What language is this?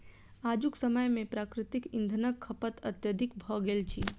Maithili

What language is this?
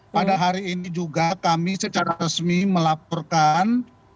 Indonesian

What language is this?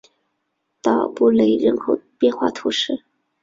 Chinese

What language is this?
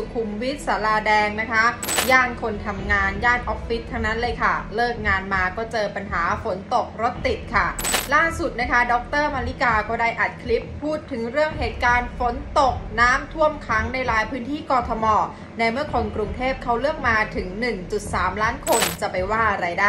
Thai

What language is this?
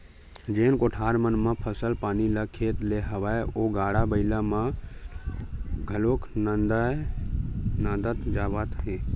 Chhattisgarhi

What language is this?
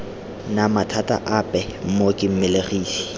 Tswana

